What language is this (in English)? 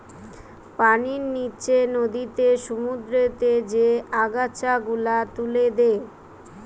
Bangla